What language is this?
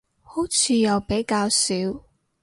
Cantonese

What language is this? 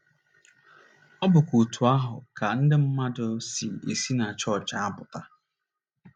Igbo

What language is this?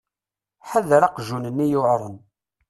Kabyle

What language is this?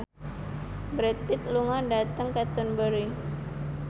Javanese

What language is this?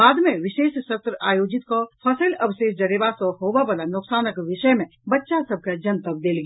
Maithili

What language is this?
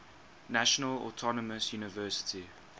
English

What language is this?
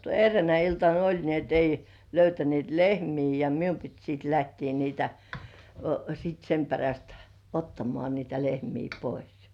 Finnish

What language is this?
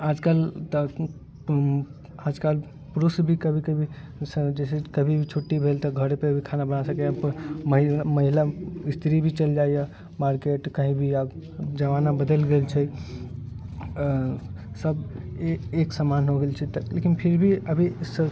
Maithili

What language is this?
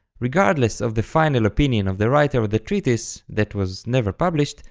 English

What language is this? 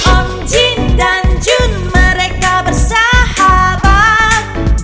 Indonesian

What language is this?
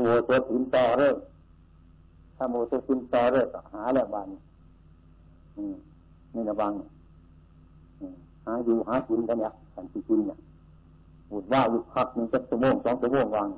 Thai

